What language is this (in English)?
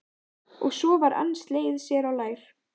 Icelandic